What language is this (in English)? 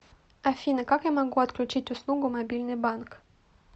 Russian